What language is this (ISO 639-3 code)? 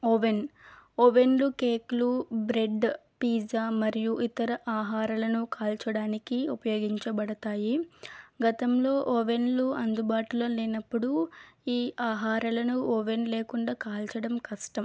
tel